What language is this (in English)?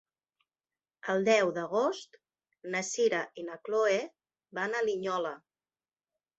Catalan